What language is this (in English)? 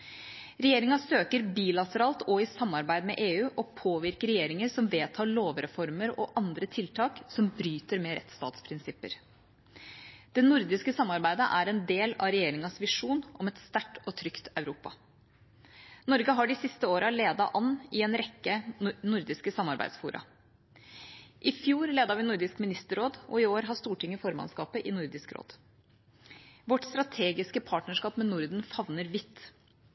Norwegian Bokmål